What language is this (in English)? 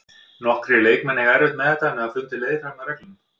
Icelandic